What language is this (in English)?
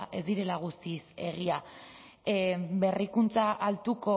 Basque